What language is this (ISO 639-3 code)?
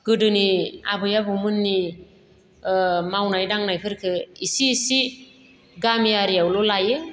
brx